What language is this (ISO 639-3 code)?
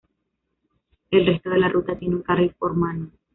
spa